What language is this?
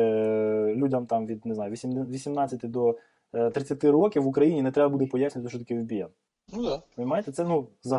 Ukrainian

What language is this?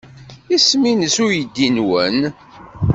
Kabyle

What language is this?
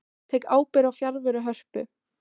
Icelandic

